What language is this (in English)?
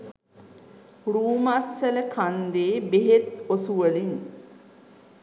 Sinhala